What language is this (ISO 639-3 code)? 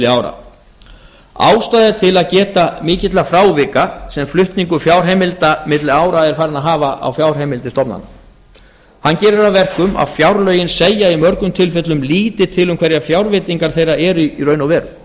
isl